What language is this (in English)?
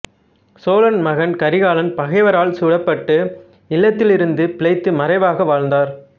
Tamil